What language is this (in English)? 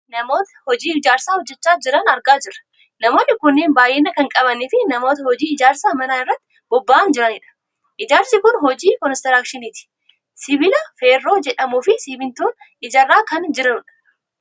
Oromo